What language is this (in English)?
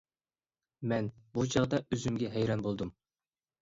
Uyghur